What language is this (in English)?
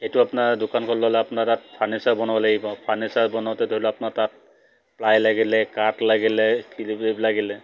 Assamese